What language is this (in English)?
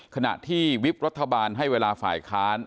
Thai